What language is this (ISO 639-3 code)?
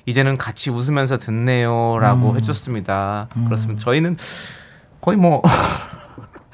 kor